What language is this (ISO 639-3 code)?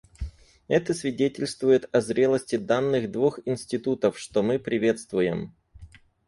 rus